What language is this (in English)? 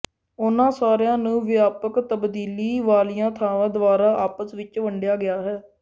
Punjabi